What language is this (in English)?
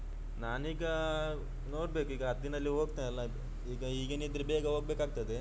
Kannada